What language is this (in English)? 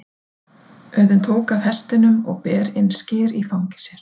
Icelandic